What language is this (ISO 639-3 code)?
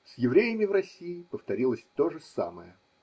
rus